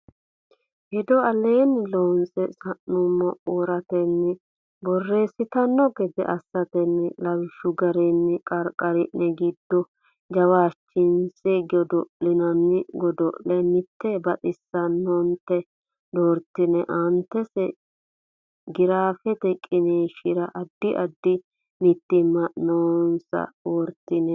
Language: Sidamo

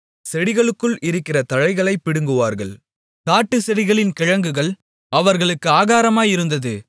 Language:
Tamil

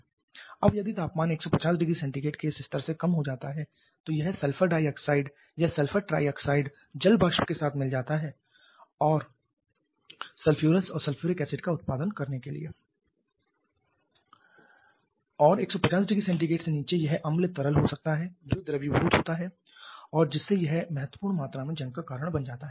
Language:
Hindi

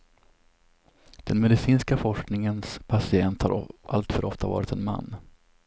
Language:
Swedish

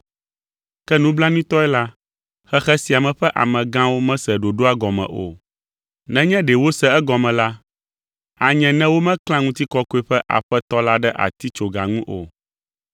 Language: Ewe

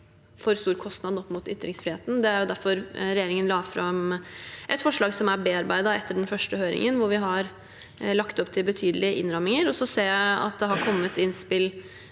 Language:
Norwegian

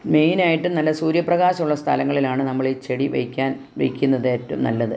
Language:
Malayalam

